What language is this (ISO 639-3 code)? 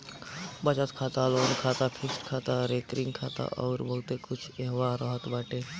bho